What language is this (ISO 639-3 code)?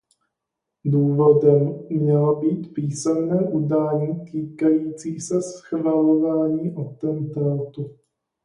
ces